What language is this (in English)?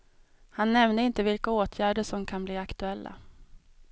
Swedish